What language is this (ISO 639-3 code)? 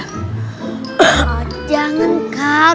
ind